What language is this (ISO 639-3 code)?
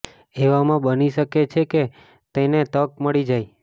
guj